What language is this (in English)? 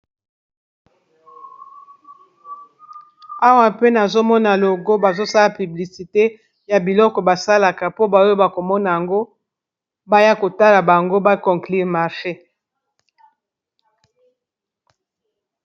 Lingala